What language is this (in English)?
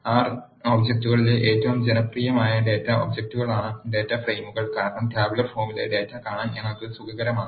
Malayalam